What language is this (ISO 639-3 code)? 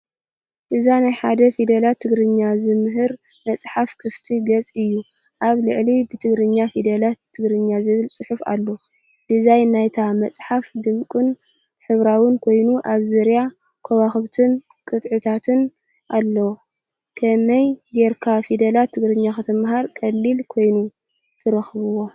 tir